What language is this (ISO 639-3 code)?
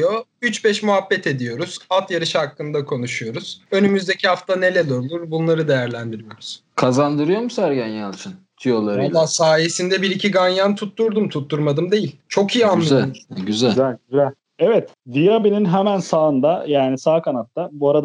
tur